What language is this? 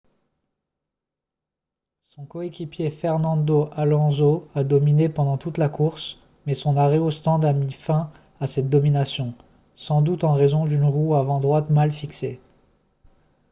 French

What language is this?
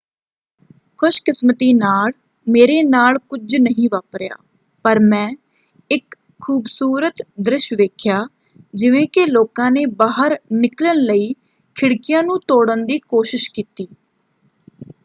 Punjabi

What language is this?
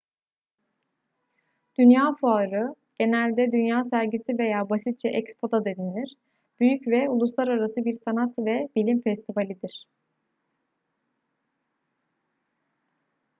Turkish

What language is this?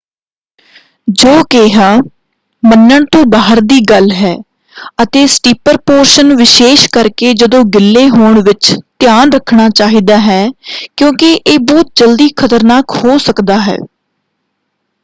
Punjabi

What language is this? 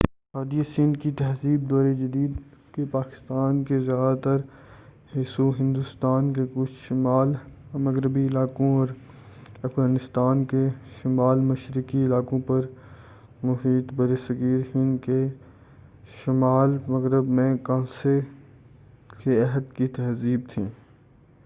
Urdu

